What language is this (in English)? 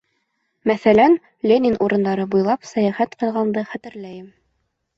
Bashkir